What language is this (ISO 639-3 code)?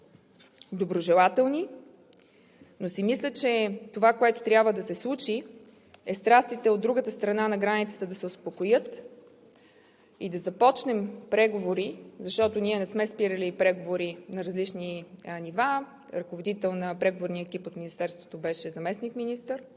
bul